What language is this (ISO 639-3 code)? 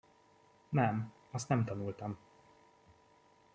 hun